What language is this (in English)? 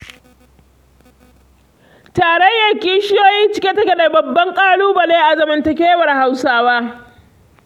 Hausa